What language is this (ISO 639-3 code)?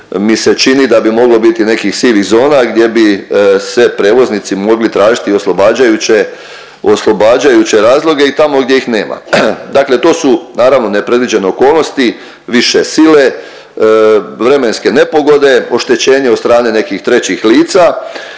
hrv